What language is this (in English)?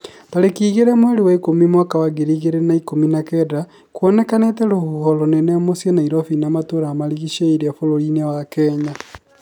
Kikuyu